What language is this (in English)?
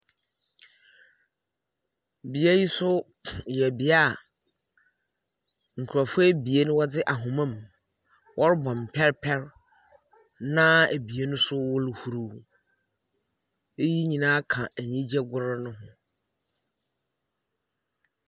Akan